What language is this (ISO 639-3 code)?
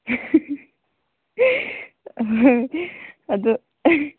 mni